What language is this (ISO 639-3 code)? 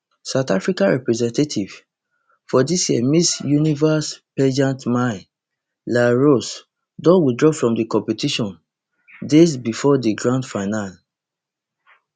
pcm